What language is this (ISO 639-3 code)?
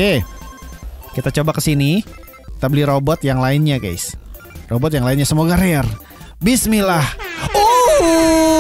ind